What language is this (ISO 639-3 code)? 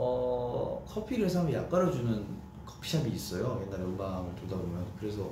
kor